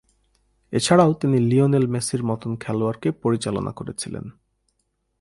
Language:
Bangla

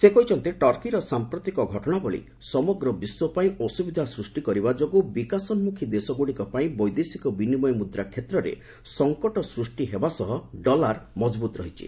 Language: Odia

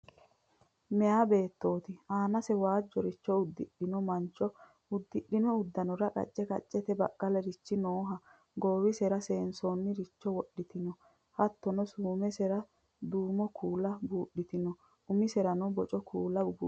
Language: Sidamo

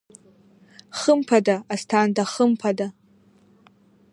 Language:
Abkhazian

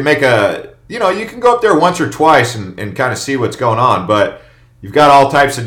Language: English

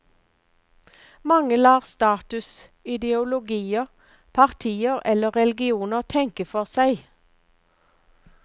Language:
Norwegian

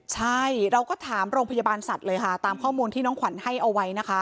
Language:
Thai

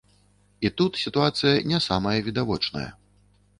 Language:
Belarusian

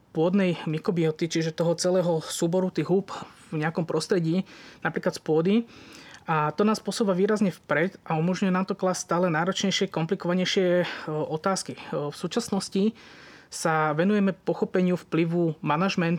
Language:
Slovak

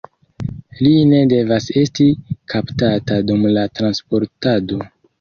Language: Esperanto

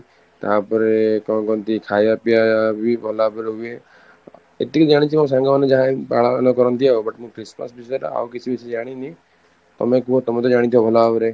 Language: Odia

